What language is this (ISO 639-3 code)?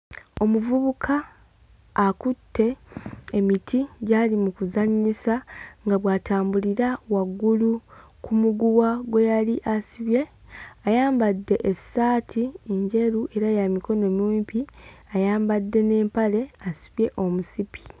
lug